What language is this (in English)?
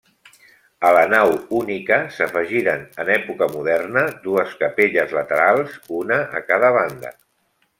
Catalan